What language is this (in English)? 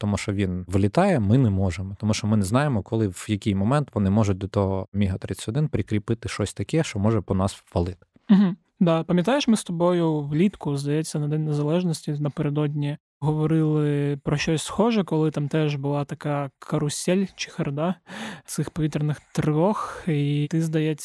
Ukrainian